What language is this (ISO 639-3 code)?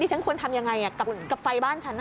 tha